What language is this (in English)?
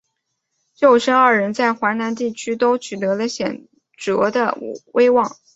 Chinese